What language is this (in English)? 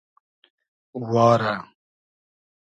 Hazaragi